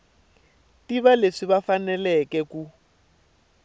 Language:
Tsonga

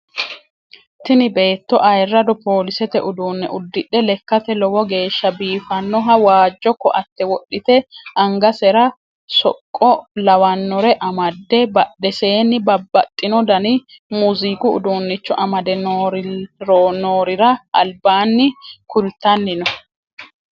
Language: Sidamo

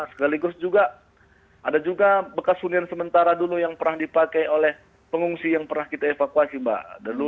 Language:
Indonesian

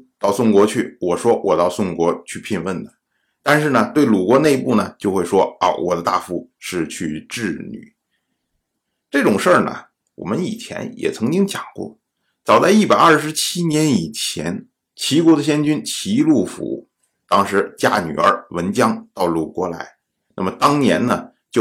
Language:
Chinese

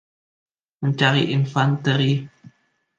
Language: Indonesian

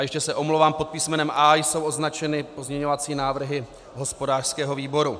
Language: Czech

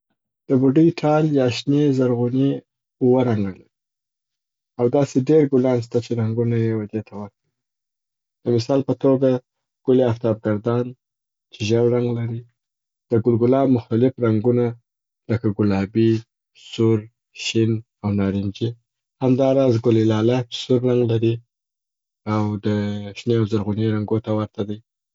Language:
Southern Pashto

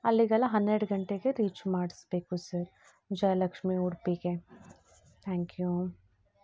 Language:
Kannada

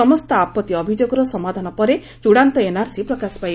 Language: Odia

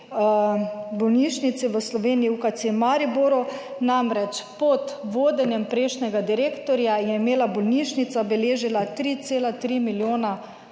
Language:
Slovenian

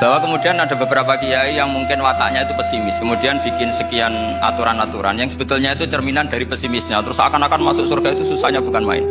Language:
Indonesian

